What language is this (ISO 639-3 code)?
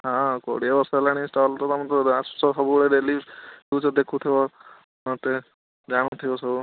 ori